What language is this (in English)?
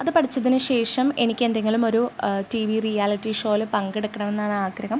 Malayalam